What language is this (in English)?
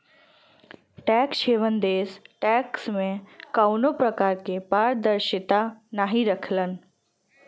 Bhojpuri